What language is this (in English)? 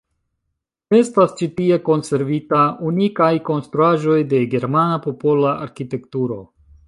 Esperanto